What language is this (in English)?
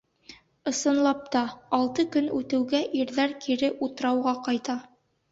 Bashkir